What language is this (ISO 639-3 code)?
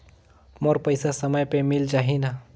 hne